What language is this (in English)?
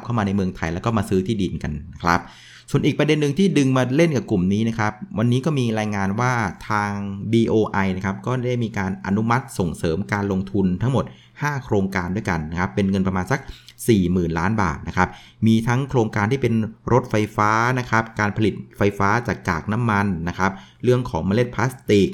Thai